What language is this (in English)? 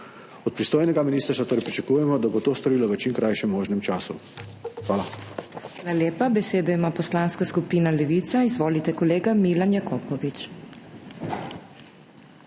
Slovenian